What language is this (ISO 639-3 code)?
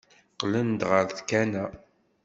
kab